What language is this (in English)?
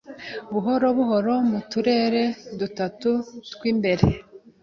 Kinyarwanda